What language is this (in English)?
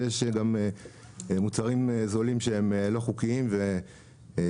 Hebrew